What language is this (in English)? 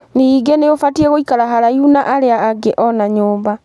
Kikuyu